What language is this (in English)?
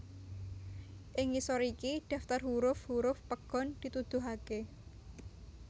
Javanese